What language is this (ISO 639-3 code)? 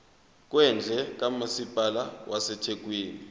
zul